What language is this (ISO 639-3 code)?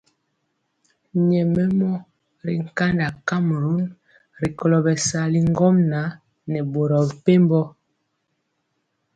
mcx